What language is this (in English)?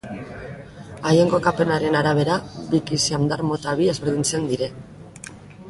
Basque